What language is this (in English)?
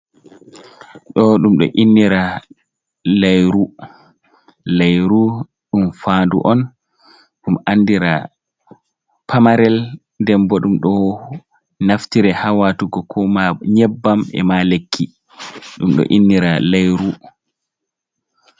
Fula